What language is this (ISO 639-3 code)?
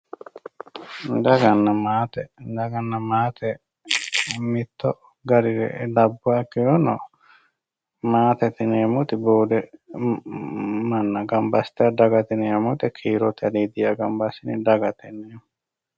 sid